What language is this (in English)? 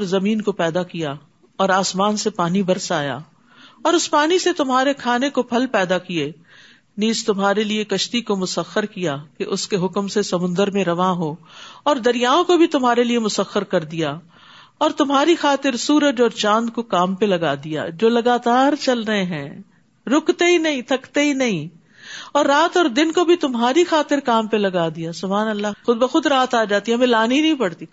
Urdu